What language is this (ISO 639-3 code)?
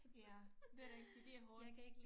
dan